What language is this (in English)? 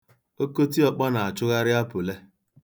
Igbo